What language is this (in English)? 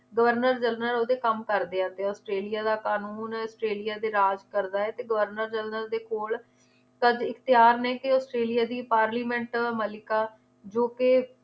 Punjabi